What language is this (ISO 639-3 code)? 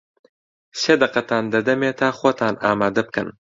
ckb